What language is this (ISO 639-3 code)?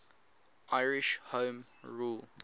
eng